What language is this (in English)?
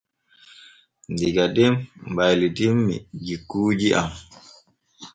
Borgu Fulfulde